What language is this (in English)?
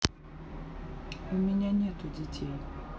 Russian